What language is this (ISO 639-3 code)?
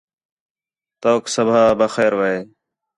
xhe